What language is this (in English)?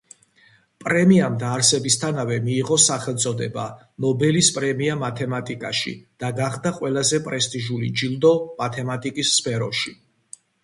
Georgian